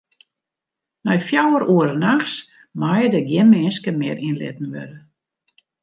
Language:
Western Frisian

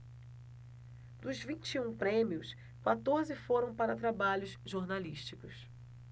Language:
Portuguese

